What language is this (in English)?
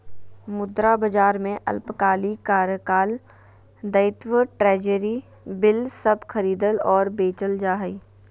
Magahi